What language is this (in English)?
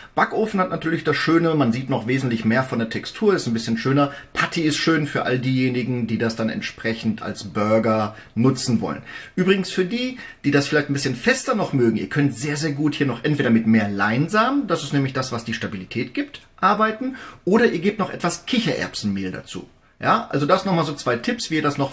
German